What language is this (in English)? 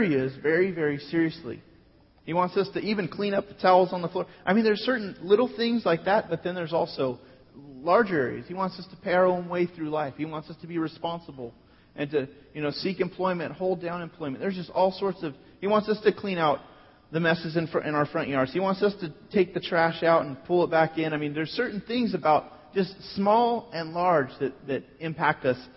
English